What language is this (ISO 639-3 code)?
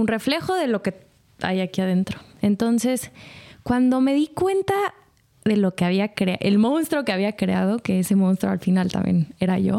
spa